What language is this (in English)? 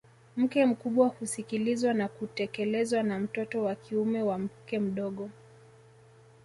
Swahili